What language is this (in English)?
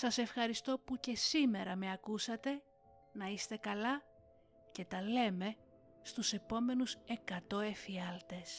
Greek